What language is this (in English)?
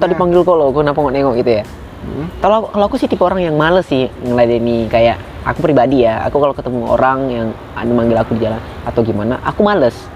Indonesian